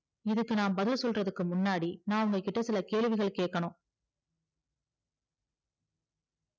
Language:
Tamil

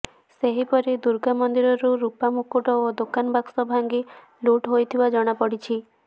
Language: Odia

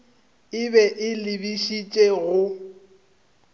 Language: Northern Sotho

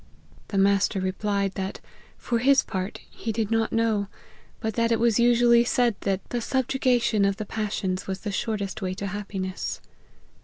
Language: English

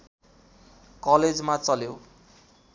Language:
Nepali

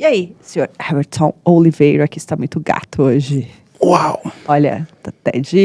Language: Portuguese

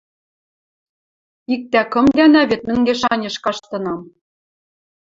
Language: Western Mari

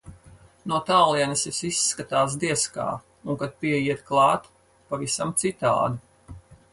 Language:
Latvian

